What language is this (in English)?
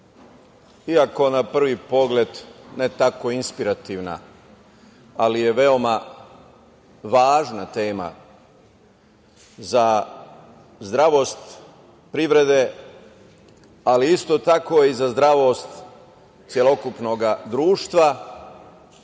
Serbian